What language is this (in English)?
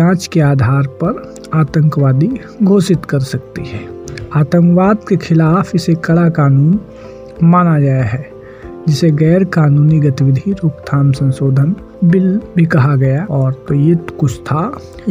Hindi